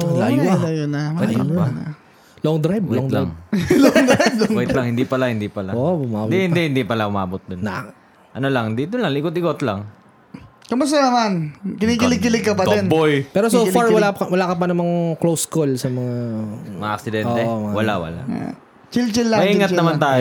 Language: Filipino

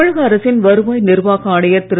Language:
Tamil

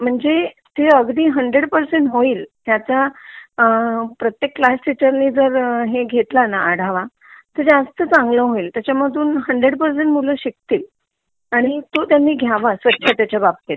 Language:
Marathi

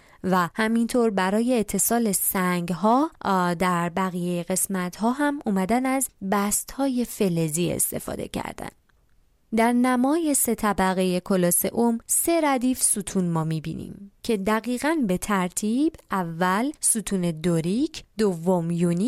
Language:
Persian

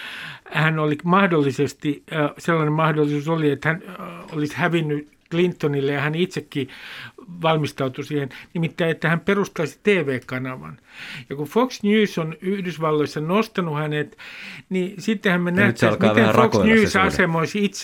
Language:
Finnish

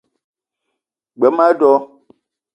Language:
Eton (Cameroon)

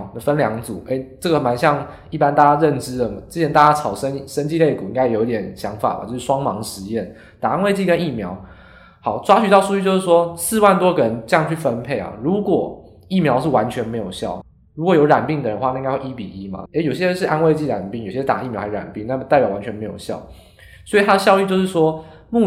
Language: Chinese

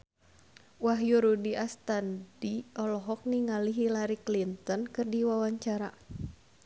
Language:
Sundanese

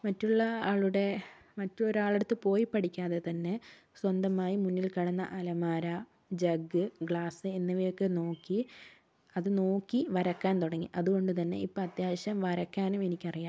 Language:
Malayalam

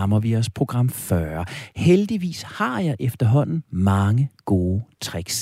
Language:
Danish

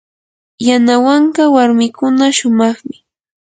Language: Yanahuanca Pasco Quechua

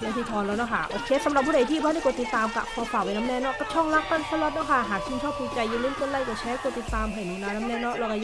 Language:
Thai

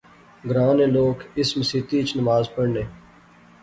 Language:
Pahari-Potwari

